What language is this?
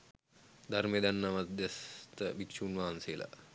Sinhala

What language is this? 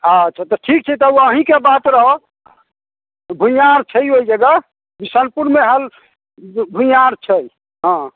Maithili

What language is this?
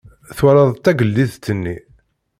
Kabyle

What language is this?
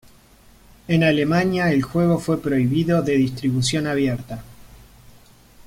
Spanish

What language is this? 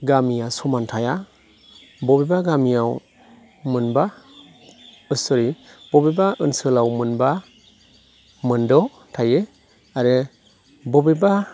Bodo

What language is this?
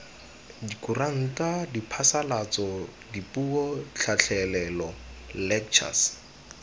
Tswana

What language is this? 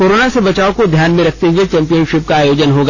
Hindi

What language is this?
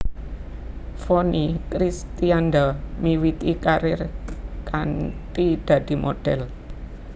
Javanese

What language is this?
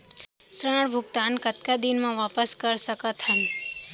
Chhattisgarhi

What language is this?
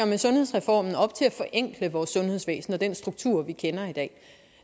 Danish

